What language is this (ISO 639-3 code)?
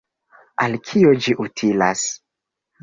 epo